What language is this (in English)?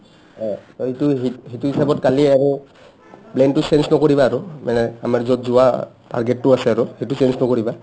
Assamese